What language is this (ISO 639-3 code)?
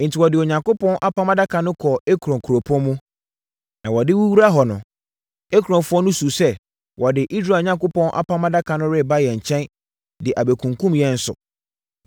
aka